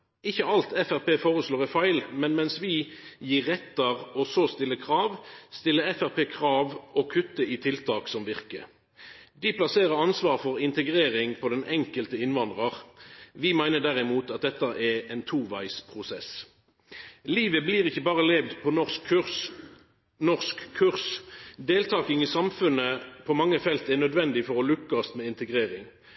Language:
Norwegian Nynorsk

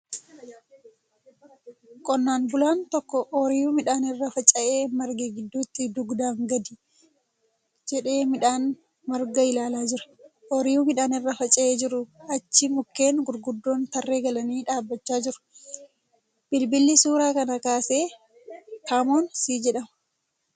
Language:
Oromo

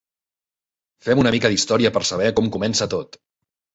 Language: Catalan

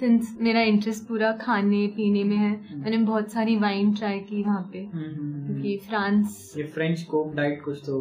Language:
Hindi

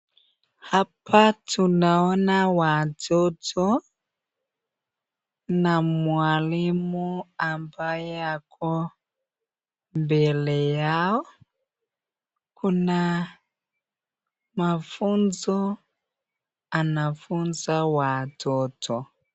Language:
Swahili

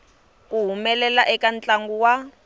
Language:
Tsonga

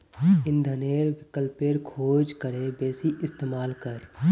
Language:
Magahi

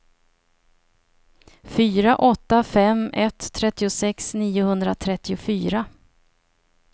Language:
Swedish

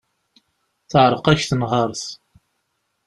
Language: Kabyle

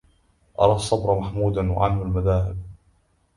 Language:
Arabic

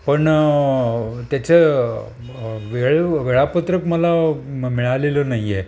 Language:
Marathi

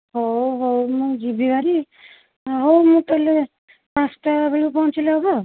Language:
Odia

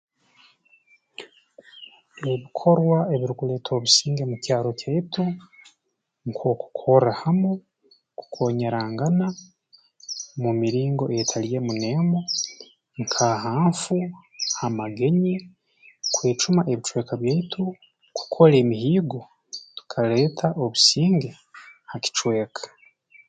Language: Tooro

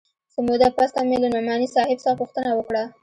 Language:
Pashto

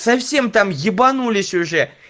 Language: Russian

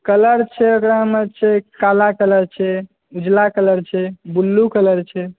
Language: Maithili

